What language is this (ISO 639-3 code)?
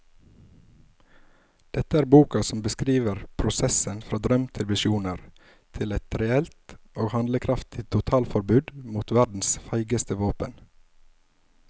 nor